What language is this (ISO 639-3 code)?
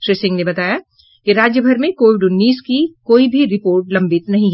hin